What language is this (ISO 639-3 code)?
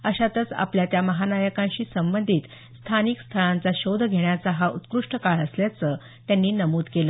mar